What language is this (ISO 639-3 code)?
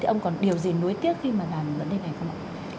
vie